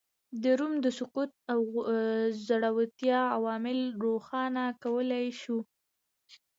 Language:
Pashto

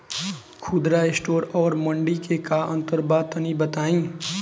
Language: Bhojpuri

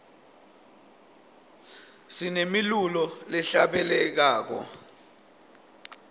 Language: Swati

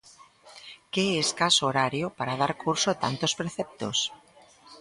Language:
Galician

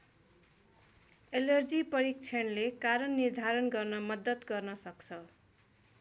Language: Nepali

